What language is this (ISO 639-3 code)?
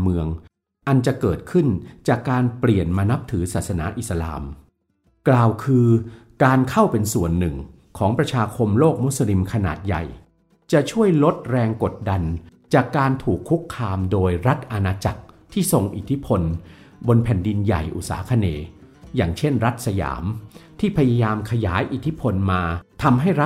tha